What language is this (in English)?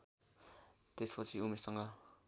Nepali